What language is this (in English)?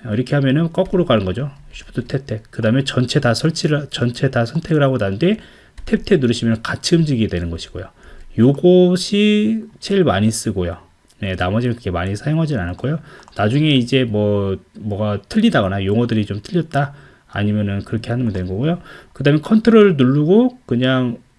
Korean